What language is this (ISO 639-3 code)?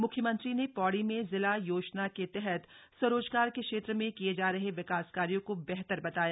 hin